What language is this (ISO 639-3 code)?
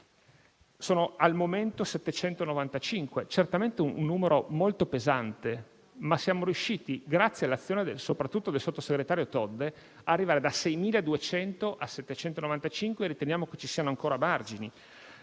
ita